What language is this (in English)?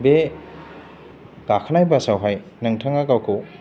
Bodo